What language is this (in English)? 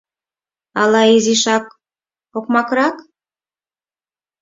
Mari